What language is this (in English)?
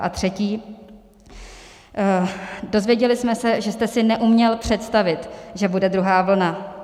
Czech